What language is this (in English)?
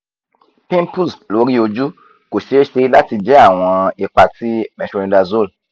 Yoruba